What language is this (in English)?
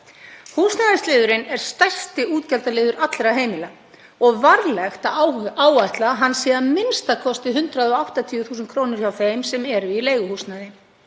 Icelandic